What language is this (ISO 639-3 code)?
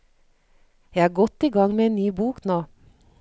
nor